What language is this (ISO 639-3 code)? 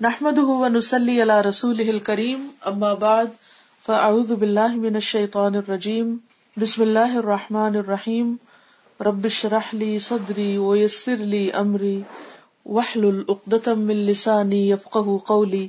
urd